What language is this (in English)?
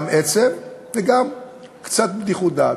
Hebrew